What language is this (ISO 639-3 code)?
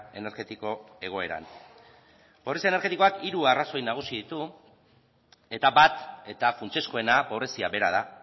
eus